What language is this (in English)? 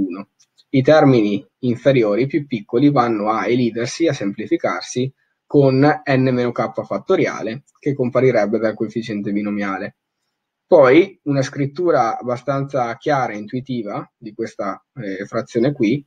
Italian